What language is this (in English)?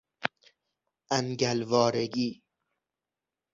Persian